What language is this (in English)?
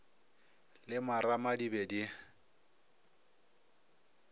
Northern Sotho